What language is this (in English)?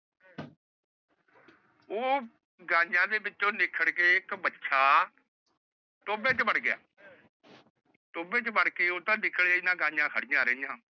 Punjabi